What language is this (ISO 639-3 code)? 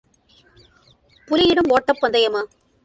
tam